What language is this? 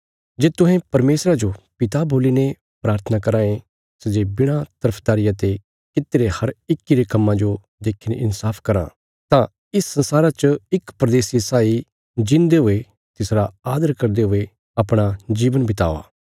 Bilaspuri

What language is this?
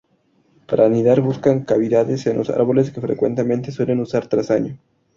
Spanish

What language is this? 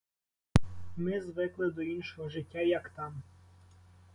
Ukrainian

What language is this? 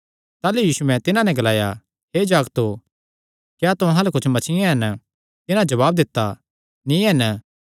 Kangri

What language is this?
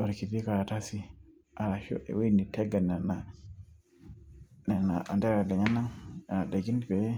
Masai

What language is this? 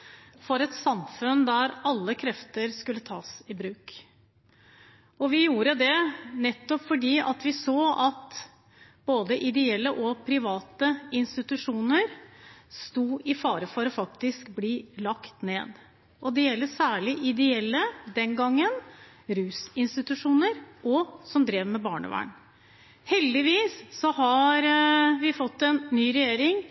Norwegian Bokmål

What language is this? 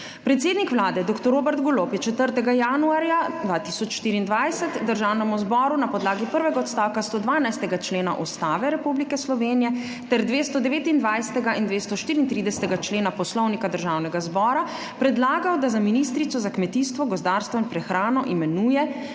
Slovenian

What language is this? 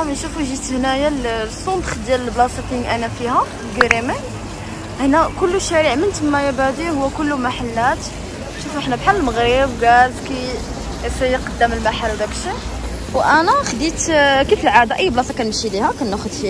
Arabic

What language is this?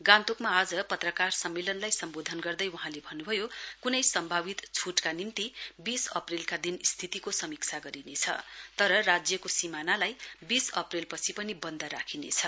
Nepali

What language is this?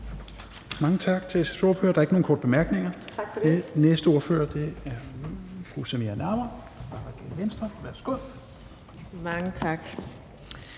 Danish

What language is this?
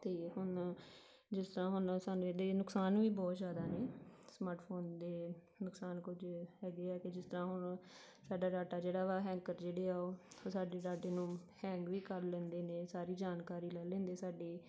Punjabi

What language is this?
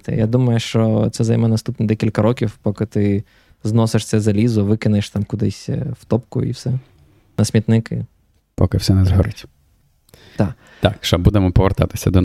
Ukrainian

